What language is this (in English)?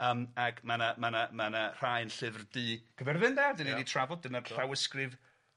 Welsh